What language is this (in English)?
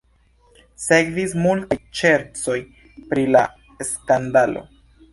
Esperanto